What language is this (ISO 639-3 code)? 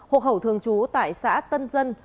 vie